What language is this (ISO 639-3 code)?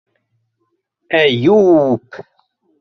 bak